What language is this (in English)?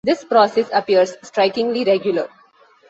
English